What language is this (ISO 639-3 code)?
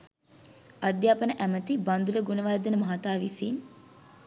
sin